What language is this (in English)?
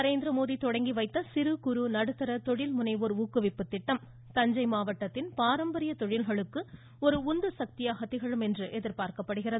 Tamil